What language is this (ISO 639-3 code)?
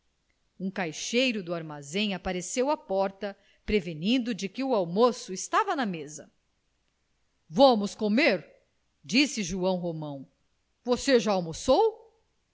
por